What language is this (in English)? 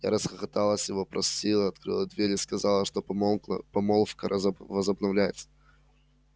Russian